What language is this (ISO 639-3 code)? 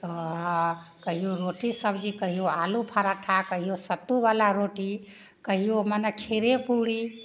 mai